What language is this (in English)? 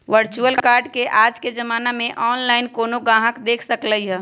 Magahi